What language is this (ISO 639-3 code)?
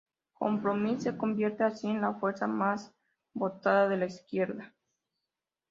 spa